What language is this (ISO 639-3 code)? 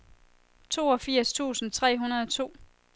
dan